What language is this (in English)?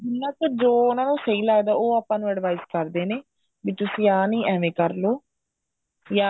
Punjabi